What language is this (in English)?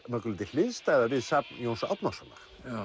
Icelandic